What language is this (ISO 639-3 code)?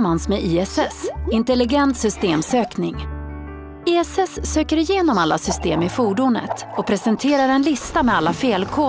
swe